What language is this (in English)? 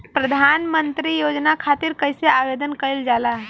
Bhojpuri